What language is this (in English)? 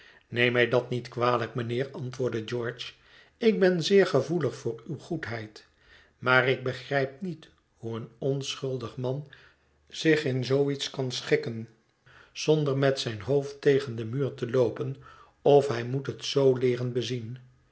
Dutch